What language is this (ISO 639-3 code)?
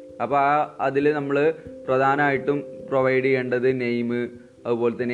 mal